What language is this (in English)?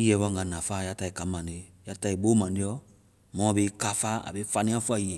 Vai